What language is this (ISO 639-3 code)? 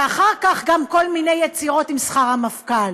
heb